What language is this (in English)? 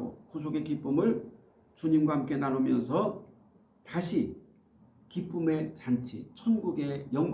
Korean